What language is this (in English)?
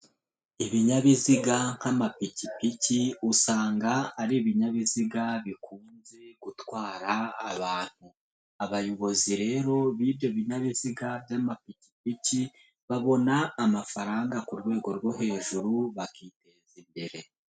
Kinyarwanda